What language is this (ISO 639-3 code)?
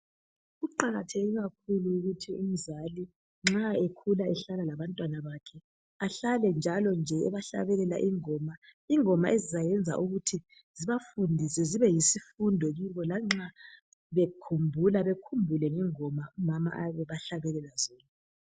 nde